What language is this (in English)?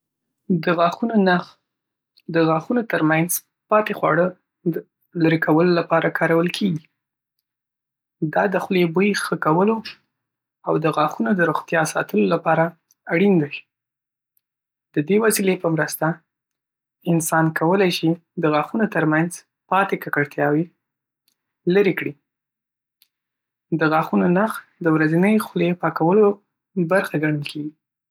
Pashto